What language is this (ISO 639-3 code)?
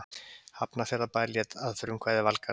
isl